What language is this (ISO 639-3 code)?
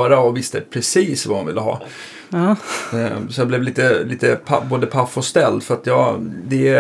swe